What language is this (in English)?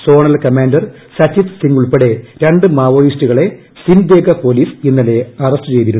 Malayalam